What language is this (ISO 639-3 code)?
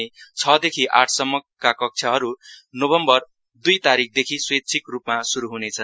nep